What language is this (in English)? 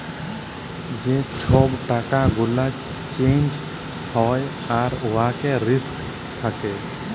Bangla